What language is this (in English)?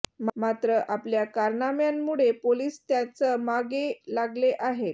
Marathi